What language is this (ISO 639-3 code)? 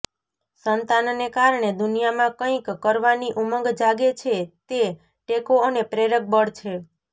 guj